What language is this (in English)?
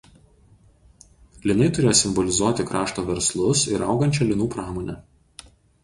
Lithuanian